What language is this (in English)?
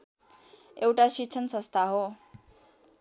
Nepali